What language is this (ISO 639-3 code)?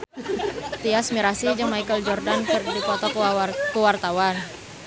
sun